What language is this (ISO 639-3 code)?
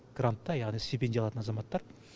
kaz